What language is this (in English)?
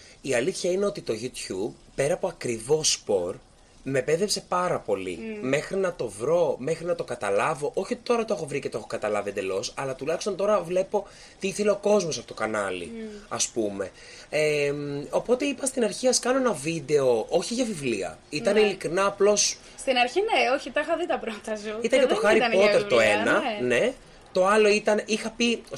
Greek